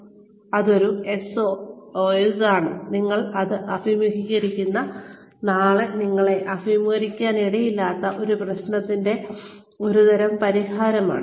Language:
Malayalam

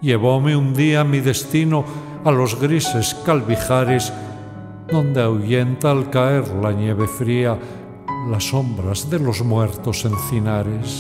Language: Spanish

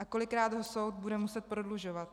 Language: Czech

